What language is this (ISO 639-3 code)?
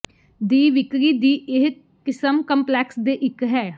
pan